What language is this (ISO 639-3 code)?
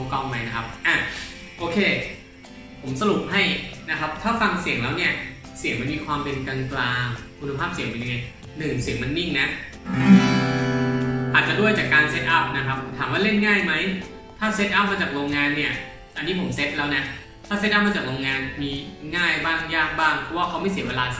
tha